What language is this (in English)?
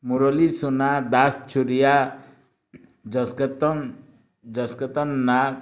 Odia